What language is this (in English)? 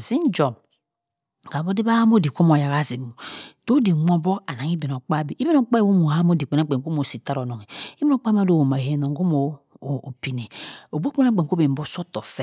Cross River Mbembe